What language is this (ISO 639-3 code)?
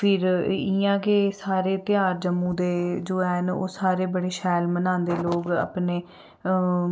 doi